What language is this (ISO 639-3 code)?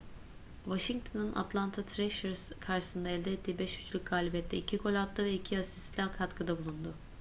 tur